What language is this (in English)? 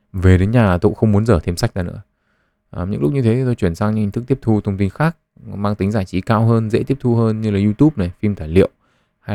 Vietnamese